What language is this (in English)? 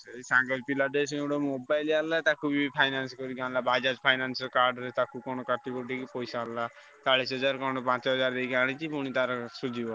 Odia